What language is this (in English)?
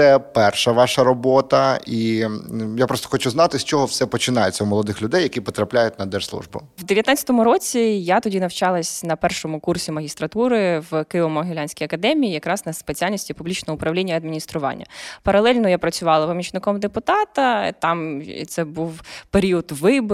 Ukrainian